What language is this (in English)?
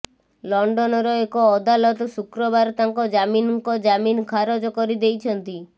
Odia